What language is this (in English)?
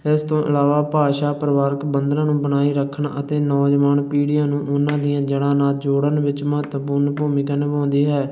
Punjabi